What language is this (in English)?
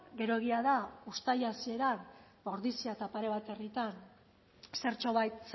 Basque